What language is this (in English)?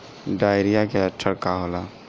Bhojpuri